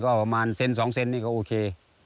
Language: Thai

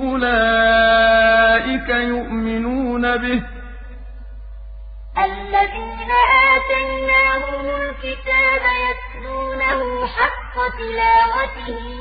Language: Arabic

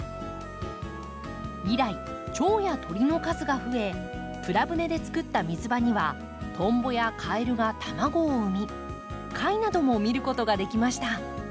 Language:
Japanese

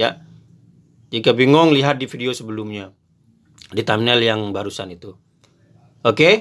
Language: Indonesian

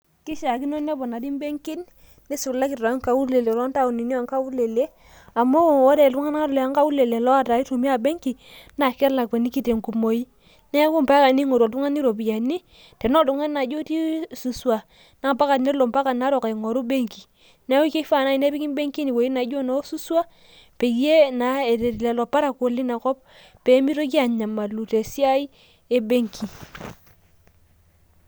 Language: Masai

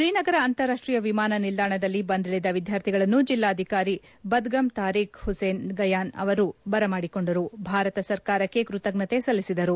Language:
Kannada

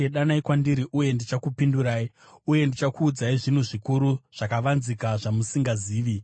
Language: Shona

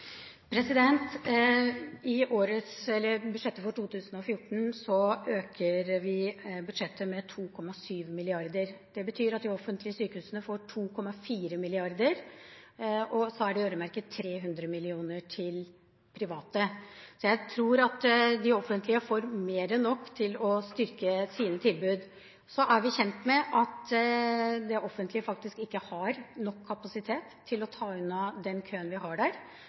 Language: Norwegian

